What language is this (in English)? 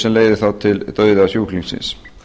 Icelandic